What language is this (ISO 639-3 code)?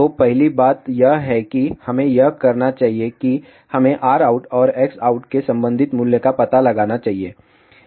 hin